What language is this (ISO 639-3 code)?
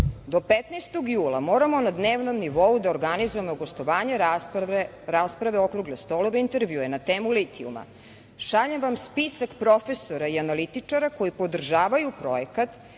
srp